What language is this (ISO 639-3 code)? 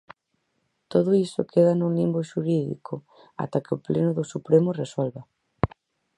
glg